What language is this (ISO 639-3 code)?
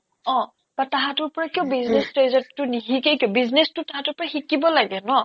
asm